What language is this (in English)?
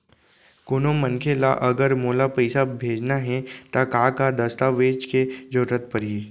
Chhattisgarhi